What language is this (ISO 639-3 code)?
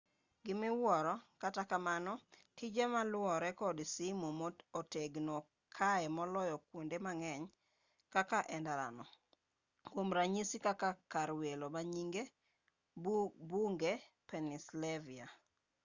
luo